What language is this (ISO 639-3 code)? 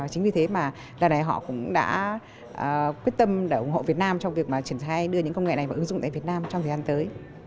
vie